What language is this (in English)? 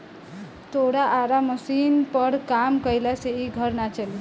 Bhojpuri